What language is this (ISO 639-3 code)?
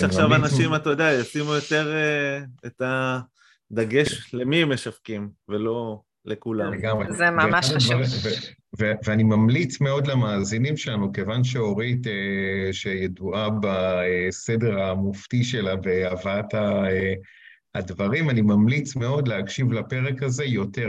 heb